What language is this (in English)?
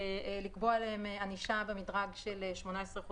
Hebrew